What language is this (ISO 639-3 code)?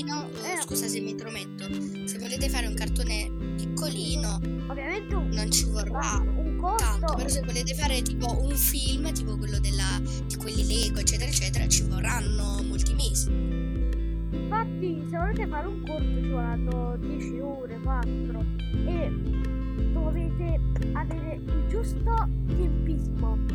ita